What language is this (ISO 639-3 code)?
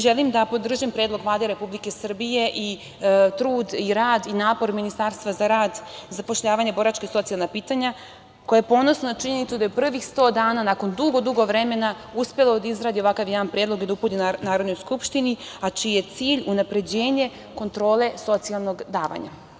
srp